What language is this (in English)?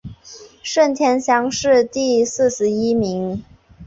Chinese